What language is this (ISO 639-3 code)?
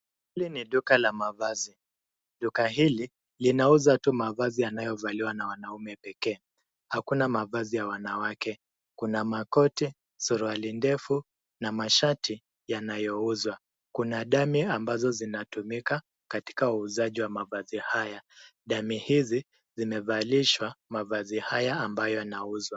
swa